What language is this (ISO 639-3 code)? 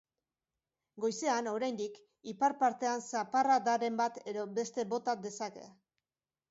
eus